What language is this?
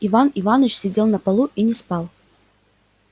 Russian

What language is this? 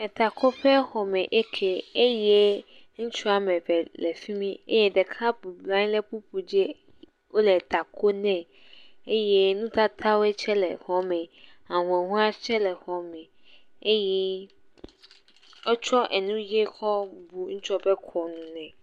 Ewe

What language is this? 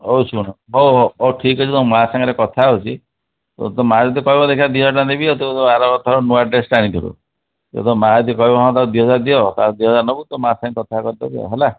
Odia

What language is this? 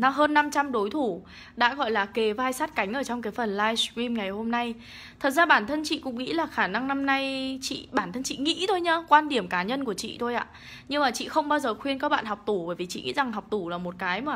Vietnamese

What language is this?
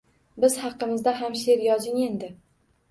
Uzbek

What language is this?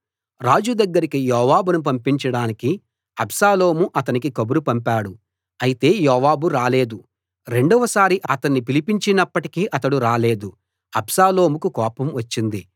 Telugu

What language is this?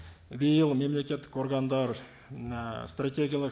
Kazakh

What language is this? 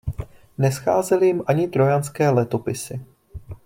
Czech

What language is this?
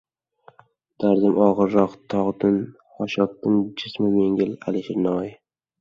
Uzbek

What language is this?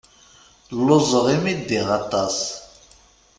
Kabyle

